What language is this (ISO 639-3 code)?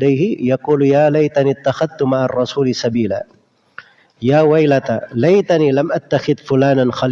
ind